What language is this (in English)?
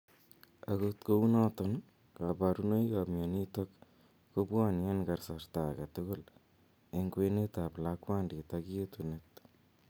Kalenjin